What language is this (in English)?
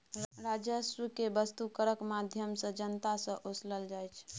Maithili